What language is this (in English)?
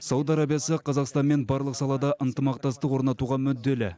Kazakh